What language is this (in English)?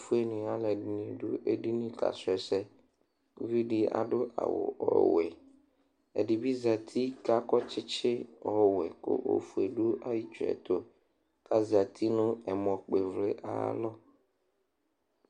Ikposo